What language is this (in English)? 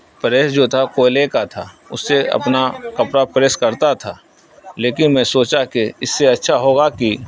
Urdu